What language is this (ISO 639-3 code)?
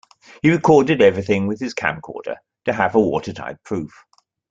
eng